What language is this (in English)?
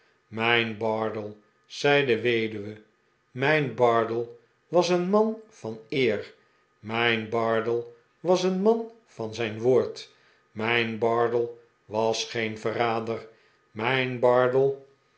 Dutch